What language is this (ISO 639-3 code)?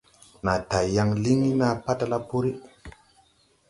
tui